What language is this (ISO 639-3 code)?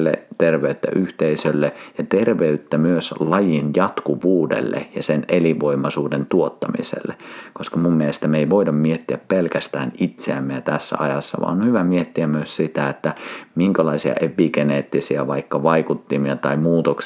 fin